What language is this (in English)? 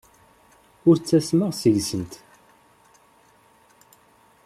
Kabyle